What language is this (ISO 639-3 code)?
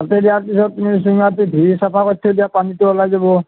asm